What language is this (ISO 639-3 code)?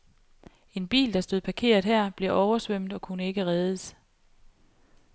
dan